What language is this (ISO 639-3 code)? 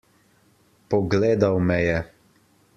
slv